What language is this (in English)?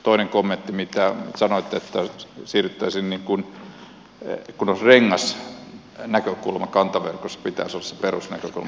Finnish